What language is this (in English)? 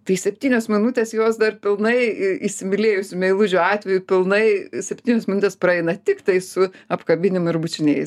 Lithuanian